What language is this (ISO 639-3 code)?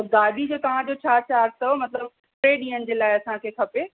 snd